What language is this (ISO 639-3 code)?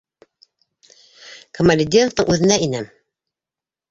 bak